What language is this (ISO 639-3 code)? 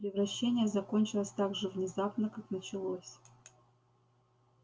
rus